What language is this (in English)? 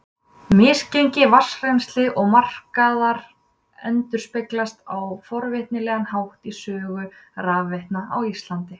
Icelandic